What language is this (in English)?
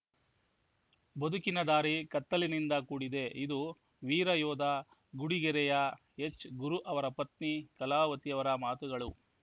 Kannada